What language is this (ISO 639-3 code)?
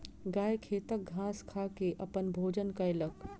mai